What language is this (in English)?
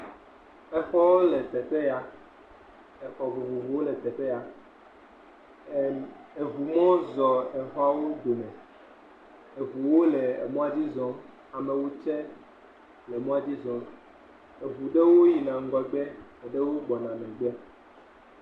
Ewe